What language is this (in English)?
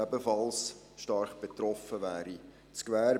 Swiss German